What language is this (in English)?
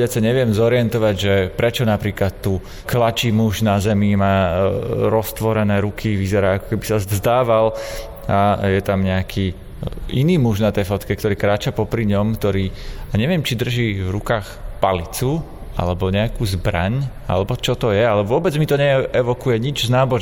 Slovak